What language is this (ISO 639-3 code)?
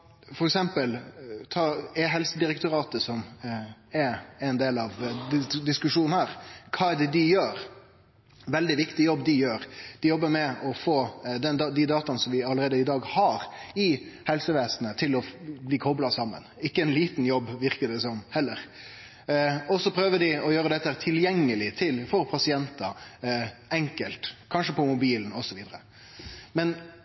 nno